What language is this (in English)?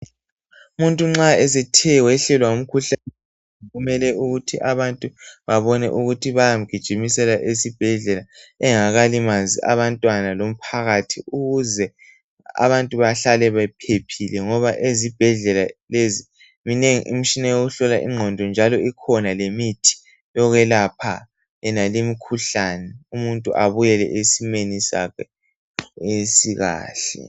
North Ndebele